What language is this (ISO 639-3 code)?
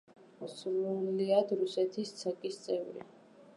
kat